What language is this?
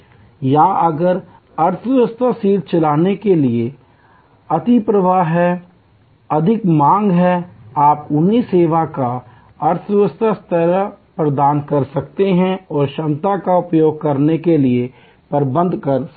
Hindi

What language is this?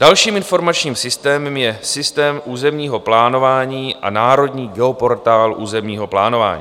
Czech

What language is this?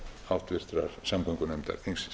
Icelandic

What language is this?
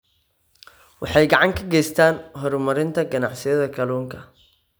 Somali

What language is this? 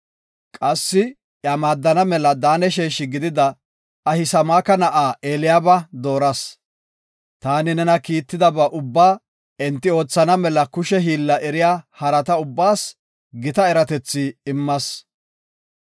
Gofa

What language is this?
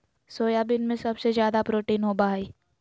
Magahi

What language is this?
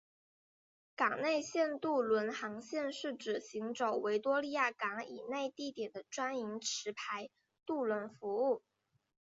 Chinese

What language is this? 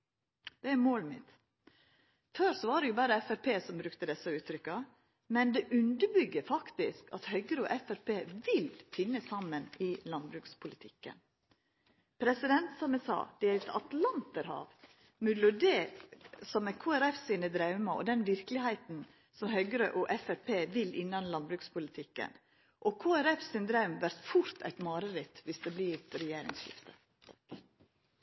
Norwegian Nynorsk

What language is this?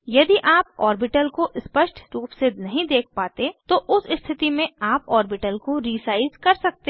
Hindi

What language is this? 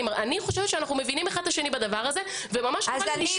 Hebrew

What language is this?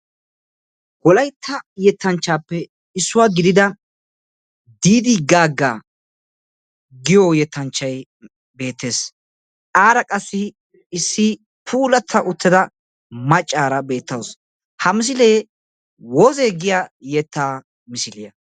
Wolaytta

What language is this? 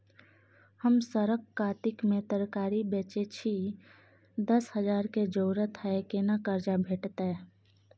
Maithili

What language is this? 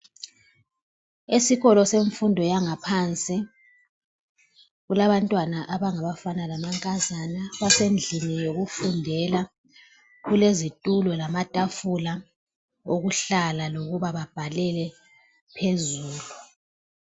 North Ndebele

